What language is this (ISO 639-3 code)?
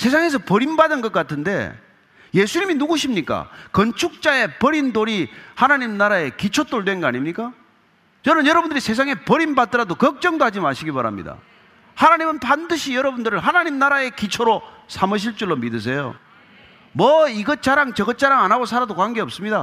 kor